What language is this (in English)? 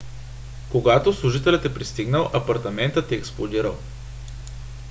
Bulgarian